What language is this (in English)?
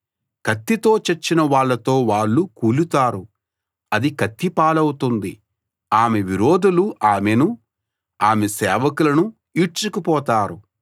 Telugu